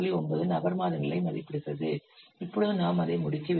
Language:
Tamil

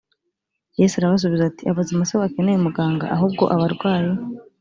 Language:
Kinyarwanda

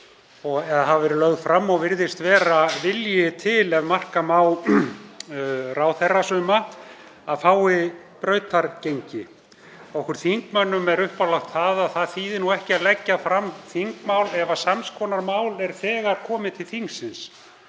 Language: Icelandic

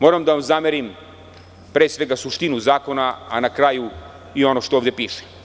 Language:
Serbian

